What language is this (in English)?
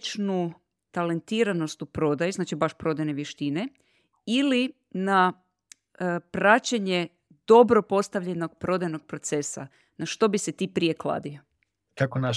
Croatian